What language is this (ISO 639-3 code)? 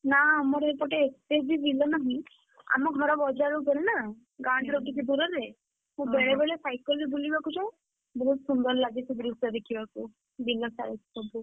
ori